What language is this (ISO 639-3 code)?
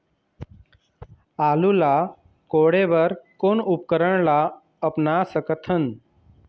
hne